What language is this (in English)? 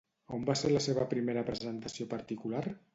Catalan